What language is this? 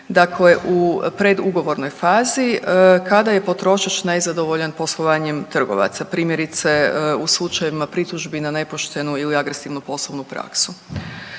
Croatian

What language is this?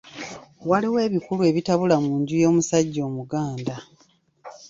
Ganda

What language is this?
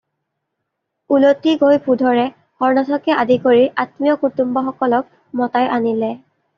Assamese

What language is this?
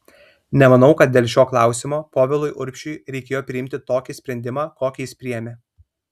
Lithuanian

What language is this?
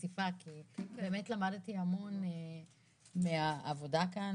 Hebrew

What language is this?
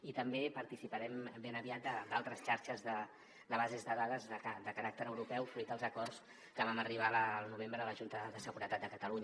Catalan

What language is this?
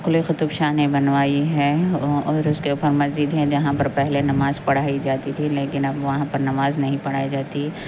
Urdu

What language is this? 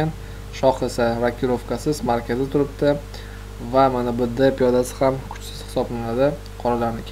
Turkish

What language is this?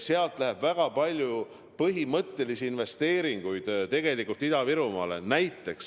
Estonian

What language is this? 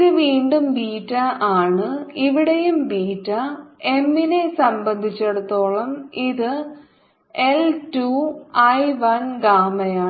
Malayalam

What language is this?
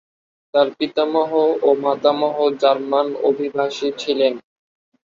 Bangla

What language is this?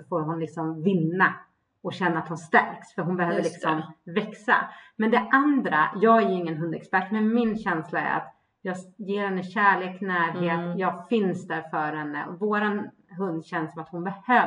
Swedish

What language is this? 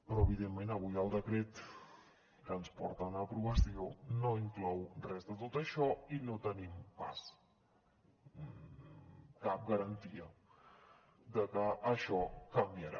Catalan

